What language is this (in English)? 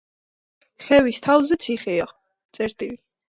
Georgian